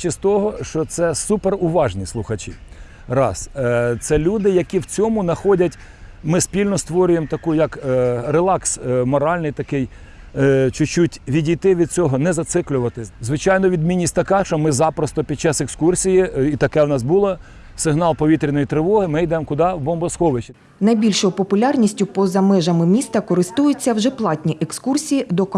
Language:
Ukrainian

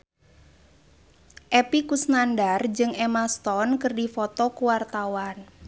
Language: Sundanese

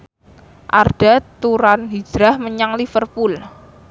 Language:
Javanese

